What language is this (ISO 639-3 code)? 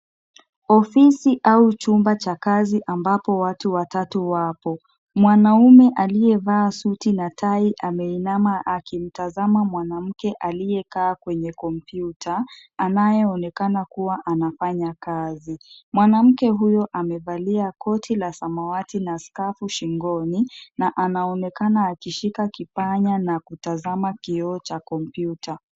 swa